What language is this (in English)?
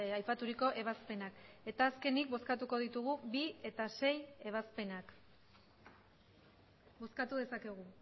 Basque